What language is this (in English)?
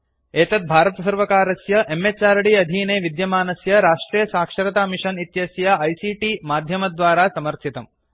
Sanskrit